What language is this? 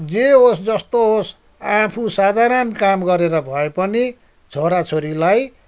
Nepali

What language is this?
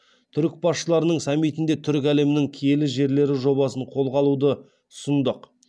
Kazakh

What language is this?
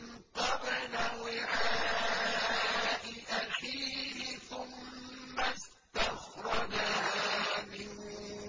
Arabic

